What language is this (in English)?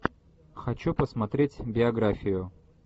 Russian